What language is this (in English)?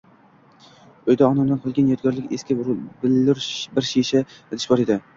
Uzbek